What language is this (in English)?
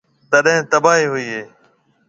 Marwari (Pakistan)